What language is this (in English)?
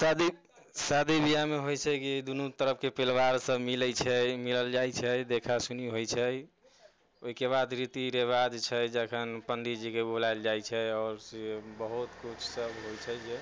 Maithili